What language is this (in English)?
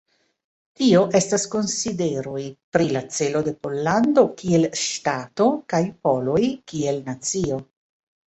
Esperanto